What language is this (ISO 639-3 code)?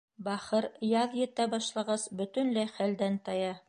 bak